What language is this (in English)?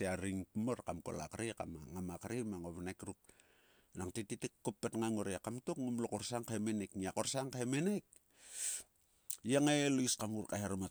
Sulka